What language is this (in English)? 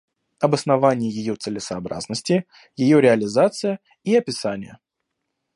Russian